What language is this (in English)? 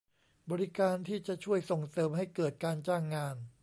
Thai